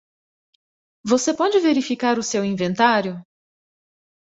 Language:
Portuguese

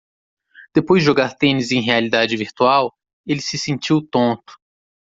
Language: Portuguese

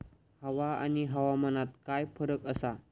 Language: Marathi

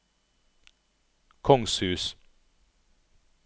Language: Norwegian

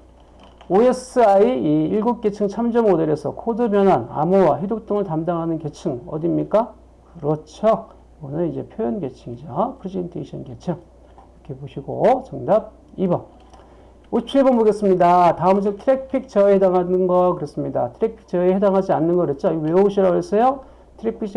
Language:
Korean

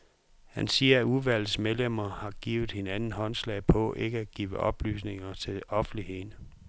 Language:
Danish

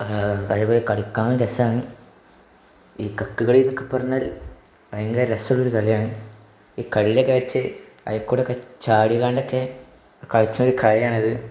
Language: Malayalam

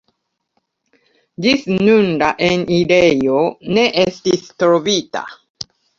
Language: Esperanto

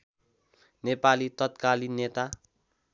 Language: Nepali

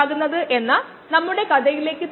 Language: Malayalam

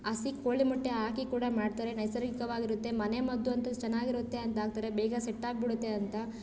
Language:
Kannada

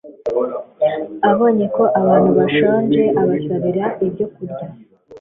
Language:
Kinyarwanda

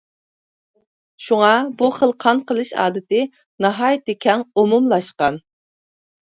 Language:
Uyghur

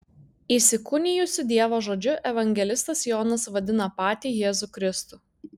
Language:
Lithuanian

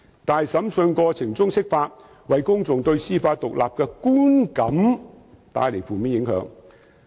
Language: Cantonese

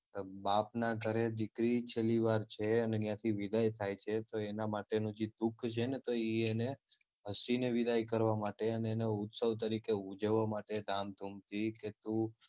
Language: Gujarati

